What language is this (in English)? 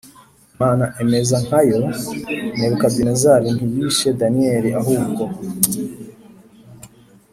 Kinyarwanda